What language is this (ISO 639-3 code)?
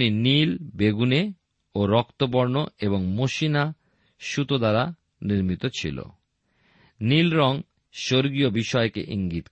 ben